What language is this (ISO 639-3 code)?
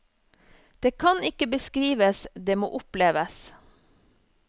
nor